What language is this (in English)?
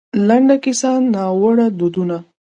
Pashto